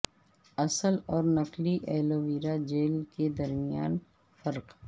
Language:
Urdu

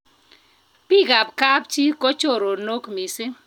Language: Kalenjin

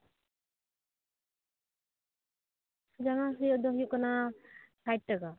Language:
Santali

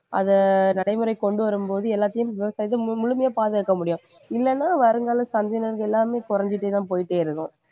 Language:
Tamil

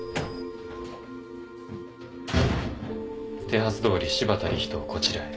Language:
Japanese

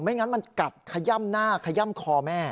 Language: Thai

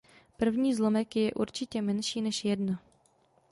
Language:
Czech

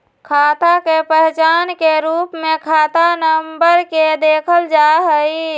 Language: Magahi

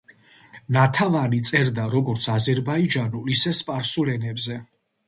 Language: Georgian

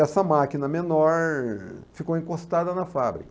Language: Portuguese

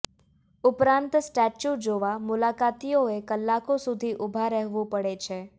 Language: Gujarati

